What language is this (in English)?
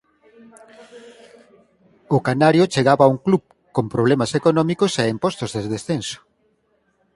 Galician